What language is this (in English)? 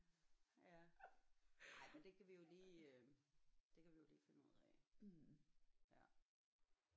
Danish